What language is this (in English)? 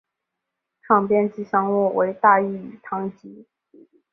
Chinese